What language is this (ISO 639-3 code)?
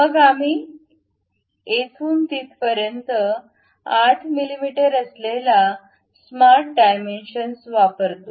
mar